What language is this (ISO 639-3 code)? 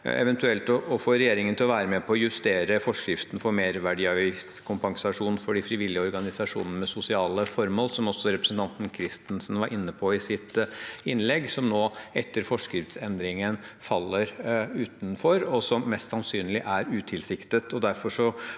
nor